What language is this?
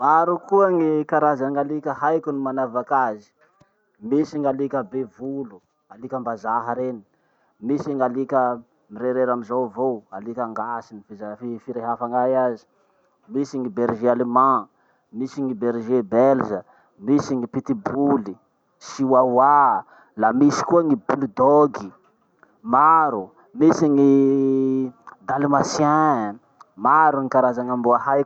Masikoro Malagasy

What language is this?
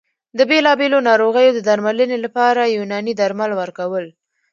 Pashto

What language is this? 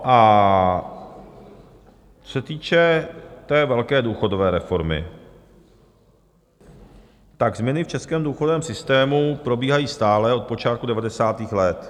Czech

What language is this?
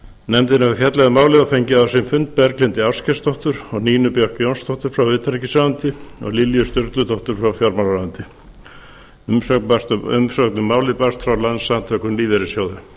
Icelandic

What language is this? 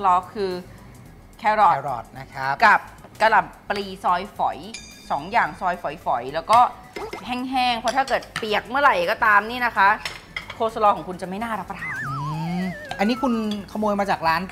Thai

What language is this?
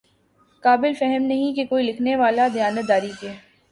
Urdu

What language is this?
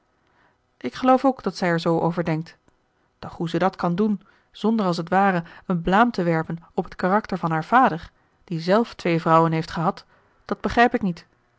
Dutch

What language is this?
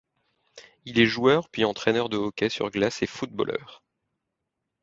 French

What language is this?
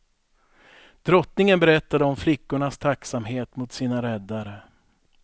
Swedish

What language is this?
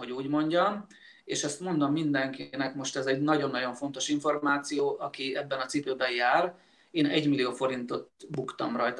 Hungarian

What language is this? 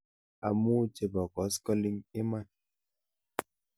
Kalenjin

